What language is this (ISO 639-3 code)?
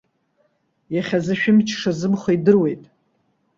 abk